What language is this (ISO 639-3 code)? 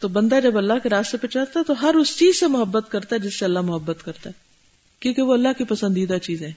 urd